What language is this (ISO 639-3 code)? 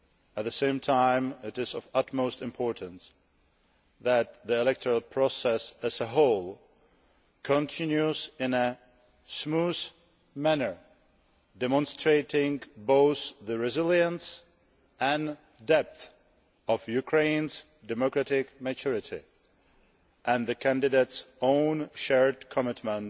eng